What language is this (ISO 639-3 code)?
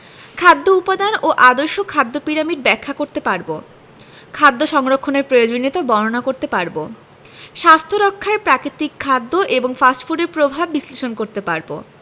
ben